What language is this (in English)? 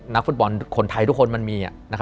Thai